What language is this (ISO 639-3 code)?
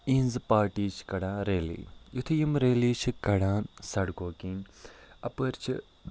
kas